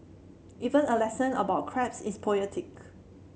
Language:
English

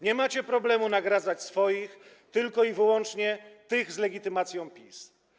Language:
Polish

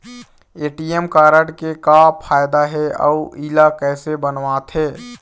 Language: Chhattisgarhi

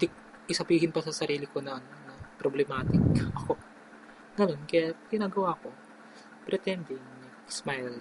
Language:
Filipino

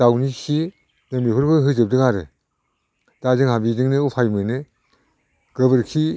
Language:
Bodo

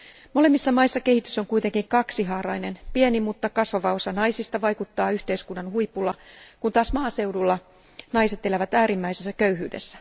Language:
Finnish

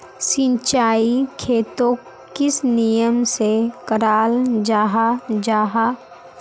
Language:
Magahi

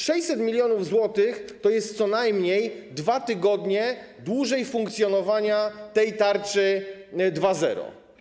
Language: Polish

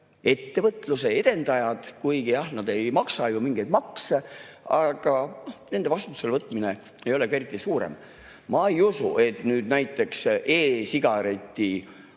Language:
Estonian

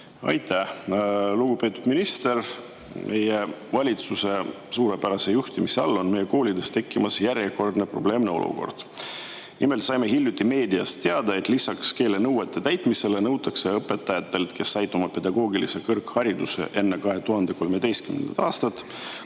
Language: Estonian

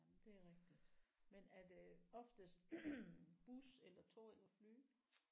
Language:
Danish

